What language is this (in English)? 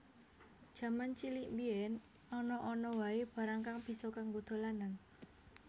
Javanese